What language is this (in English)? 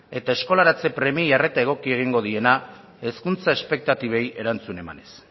Basque